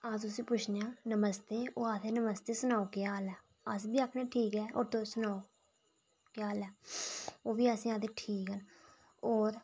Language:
Dogri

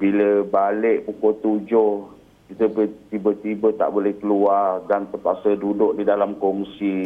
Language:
Malay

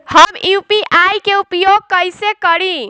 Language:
Bhojpuri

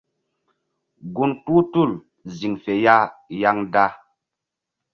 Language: Mbum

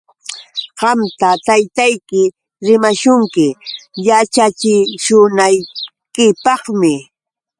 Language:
Yauyos Quechua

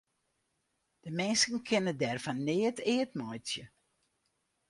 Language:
Western Frisian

